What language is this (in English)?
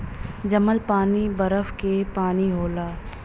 Bhojpuri